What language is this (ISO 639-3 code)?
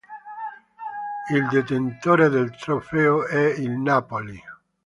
ita